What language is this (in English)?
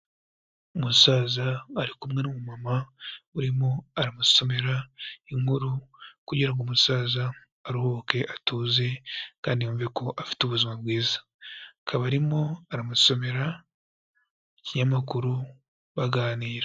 Kinyarwanda